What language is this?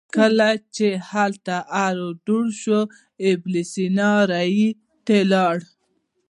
Pashto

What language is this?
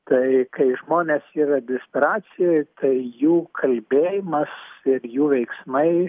Lithuanian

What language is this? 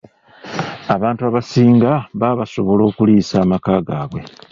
Ganda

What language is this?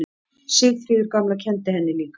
Icelandic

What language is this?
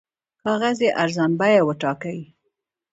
Pashto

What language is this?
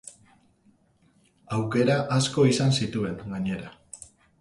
Basque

